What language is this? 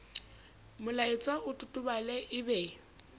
Southern Sotho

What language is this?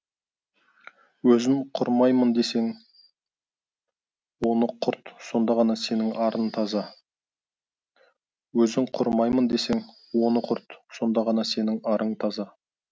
Kazakh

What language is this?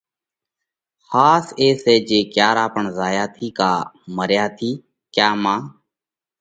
Parkari Koli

